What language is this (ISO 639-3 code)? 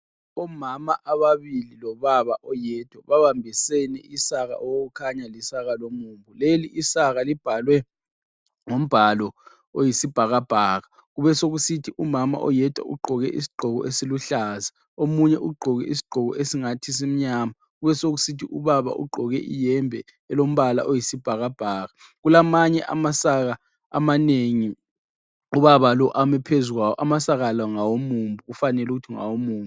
nde